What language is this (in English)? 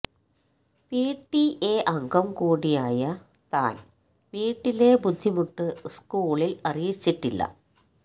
Malayalam